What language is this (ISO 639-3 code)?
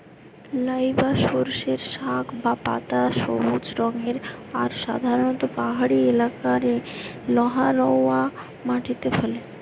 ben